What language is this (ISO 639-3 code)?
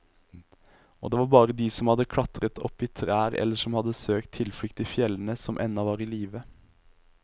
nor